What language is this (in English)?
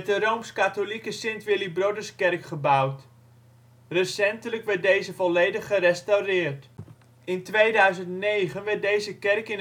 Dutch